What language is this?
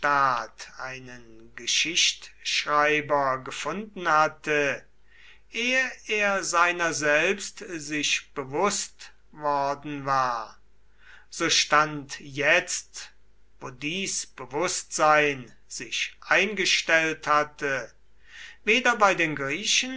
German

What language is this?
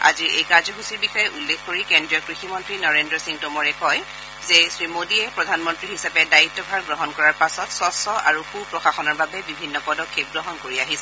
Assamese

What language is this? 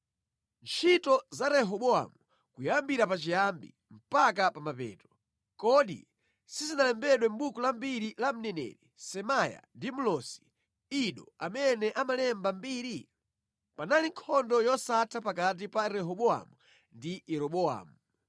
Nyanja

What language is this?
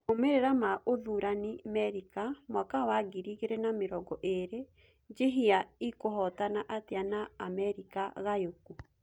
Kikuyu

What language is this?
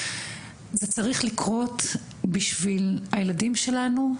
Hebrew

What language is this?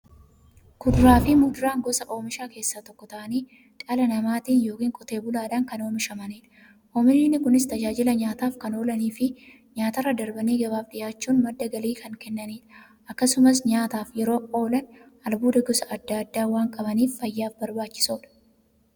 Oromo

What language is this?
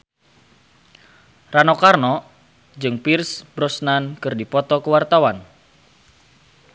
Sundanese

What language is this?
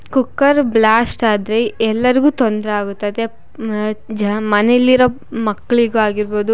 Kannada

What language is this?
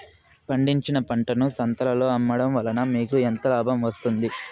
Telugu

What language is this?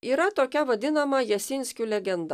Lithuanian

